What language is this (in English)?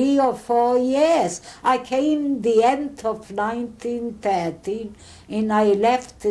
English